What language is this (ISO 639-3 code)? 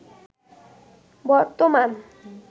ben